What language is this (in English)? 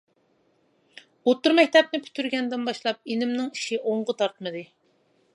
Uyghur